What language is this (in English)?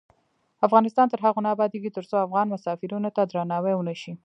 Pashto